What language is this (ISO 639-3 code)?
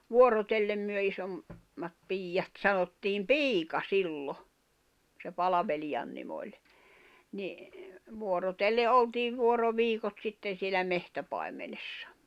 fin